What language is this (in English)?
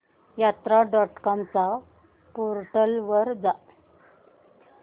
Marathi